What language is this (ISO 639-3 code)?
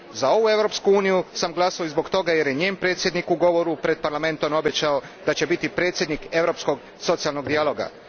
hrv